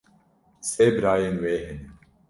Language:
Kurdish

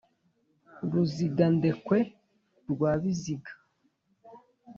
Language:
Kinyarwanda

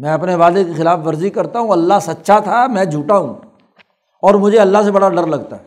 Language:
Urdu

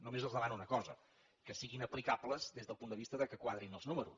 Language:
Catalan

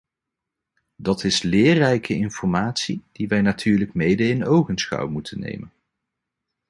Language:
Dutch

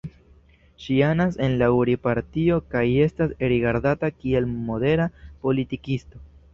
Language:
Esperanto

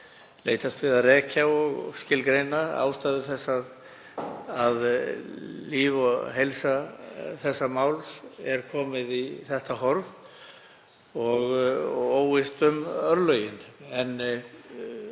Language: Icelandic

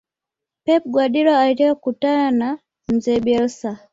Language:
Swahili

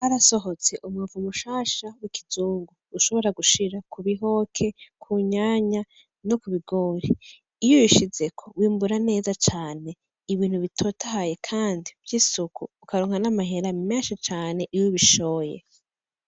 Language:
Rundi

